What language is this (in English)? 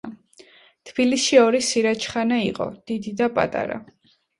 Georgian